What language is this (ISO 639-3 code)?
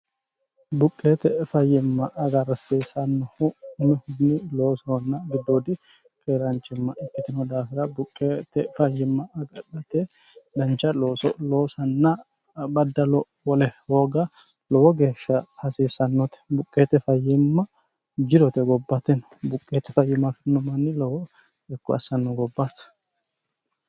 sid